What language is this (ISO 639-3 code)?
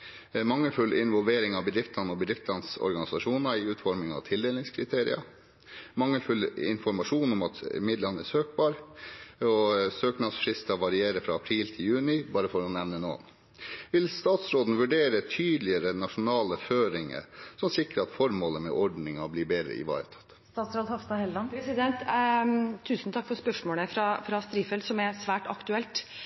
nob